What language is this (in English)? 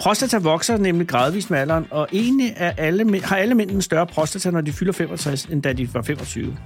Danish